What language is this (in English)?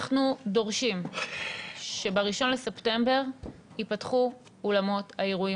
Hebrew